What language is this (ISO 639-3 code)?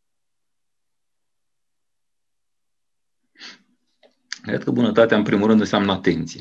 ron